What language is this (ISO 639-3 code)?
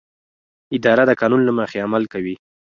pus